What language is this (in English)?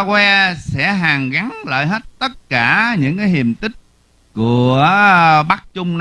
Vietnamese